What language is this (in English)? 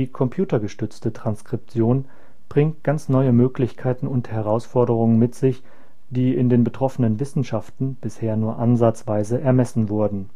German